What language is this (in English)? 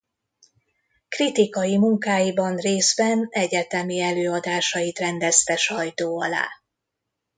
Hungarian